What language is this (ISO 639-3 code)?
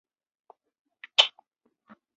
zho